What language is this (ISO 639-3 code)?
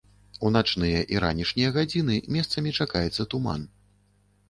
bel